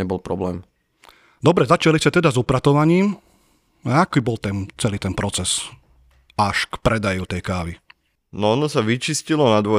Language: Slovak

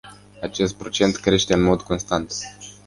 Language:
Romanian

